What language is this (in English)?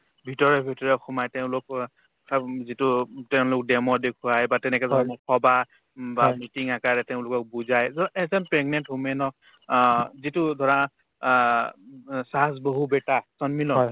Assamese